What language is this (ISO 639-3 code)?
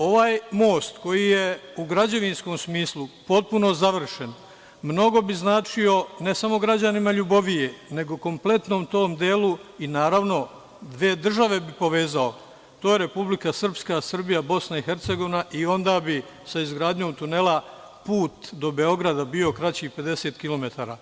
srp